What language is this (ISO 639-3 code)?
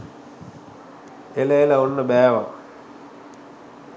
sin